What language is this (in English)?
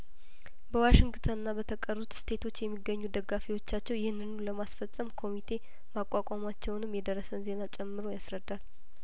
Amharic